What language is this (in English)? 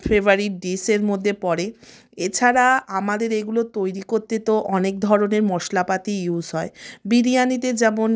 Bangla